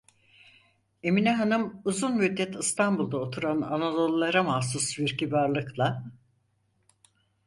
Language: Turkish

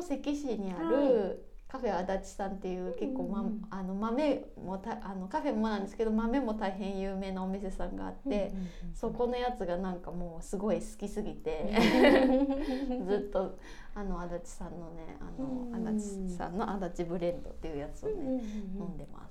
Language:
Japanese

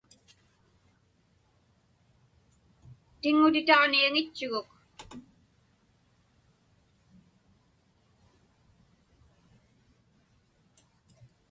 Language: Inupiaq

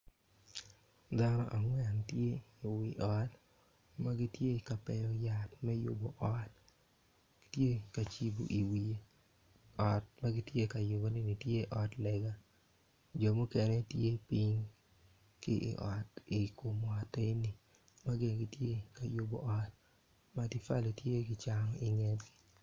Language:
Acoli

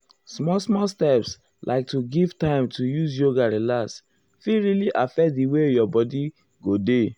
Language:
Nigerian Pidgin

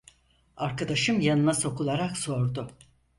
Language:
Turkish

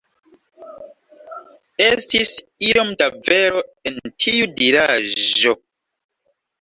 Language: Esperanto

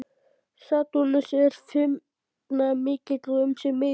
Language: Icelandic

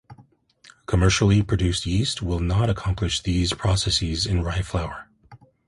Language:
English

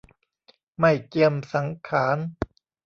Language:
Thai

